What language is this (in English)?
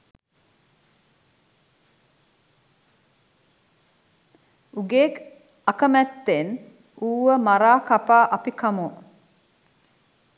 Sinhala